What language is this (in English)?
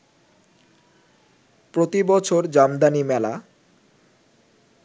Bangla